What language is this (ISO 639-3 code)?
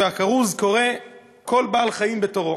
heb